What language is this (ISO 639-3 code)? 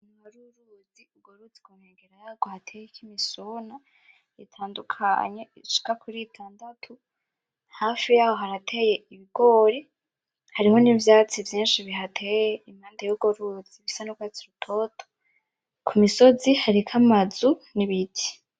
run